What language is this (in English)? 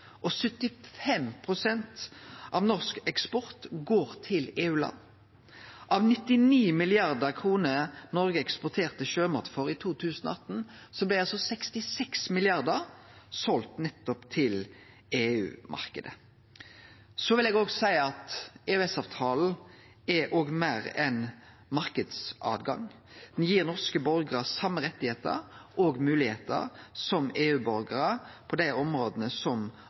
Norwegian Nynorsk